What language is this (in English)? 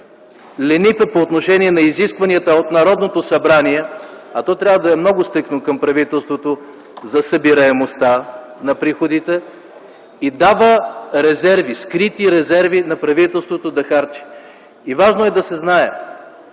Bulgarian